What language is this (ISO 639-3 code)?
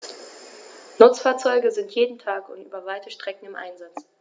deu